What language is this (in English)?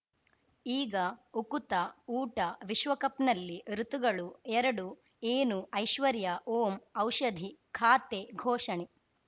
Kannada